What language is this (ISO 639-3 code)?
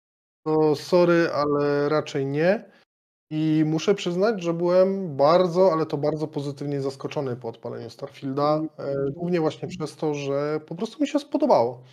pol